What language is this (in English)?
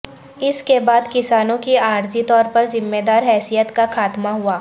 Urdu